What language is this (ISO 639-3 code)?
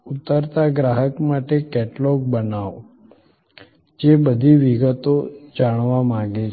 guj